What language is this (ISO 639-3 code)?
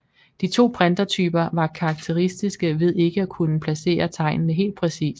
dan